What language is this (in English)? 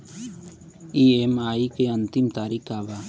Bhojpuri